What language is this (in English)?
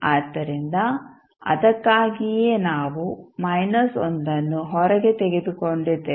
Kannada